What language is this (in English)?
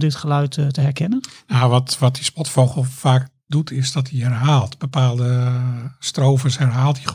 Dutch